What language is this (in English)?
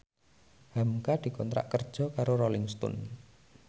Javanese